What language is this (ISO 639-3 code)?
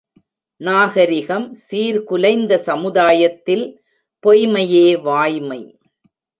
tam